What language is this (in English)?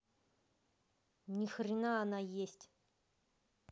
Russian